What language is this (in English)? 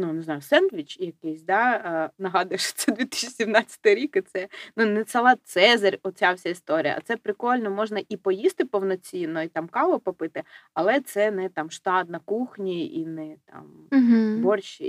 Ukrainian